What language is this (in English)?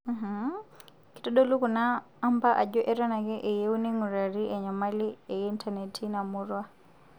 Masai